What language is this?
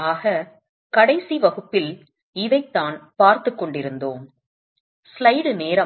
Tamil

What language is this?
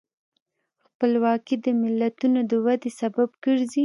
Pashto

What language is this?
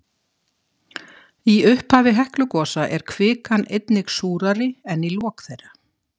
Icelandic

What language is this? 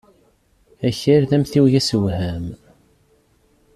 Kabyle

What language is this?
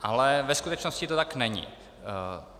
Czech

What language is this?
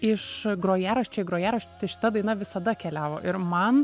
Lithuanian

